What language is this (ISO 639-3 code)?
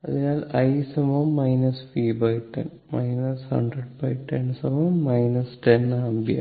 mal